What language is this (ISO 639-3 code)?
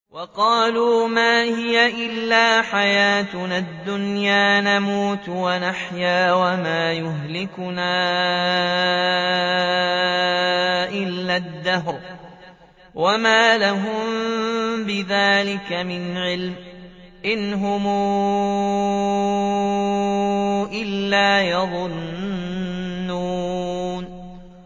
ara